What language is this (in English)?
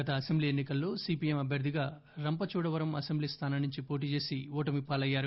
Telugu